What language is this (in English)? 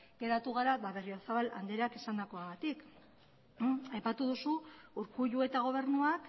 Basque